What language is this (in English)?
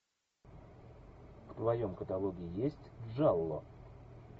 Russian